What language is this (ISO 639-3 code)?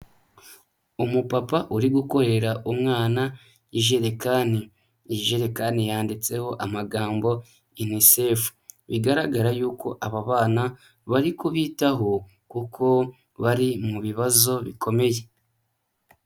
kin